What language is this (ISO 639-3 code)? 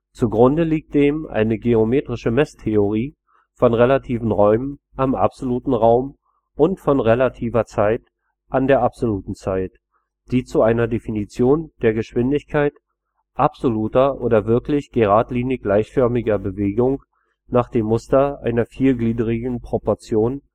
deu